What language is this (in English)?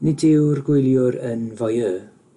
Welsh